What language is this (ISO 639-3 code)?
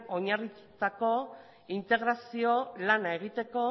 eus